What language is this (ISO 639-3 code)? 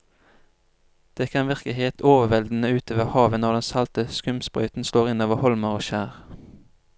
nor